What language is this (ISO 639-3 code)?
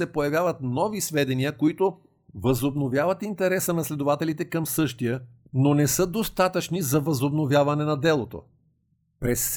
bul